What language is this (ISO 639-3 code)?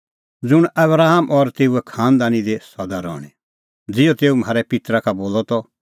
kfx